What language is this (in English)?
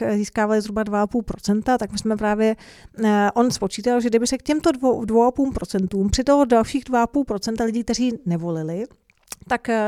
Czech